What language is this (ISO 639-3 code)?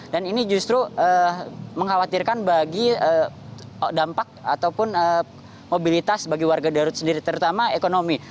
ind